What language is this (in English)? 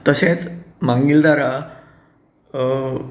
Konkani